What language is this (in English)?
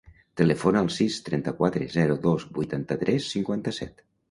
Catalan